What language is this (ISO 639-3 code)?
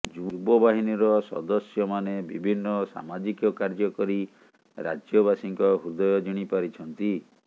ori